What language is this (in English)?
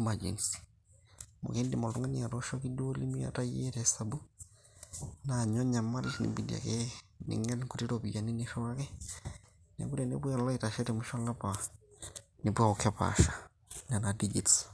Masai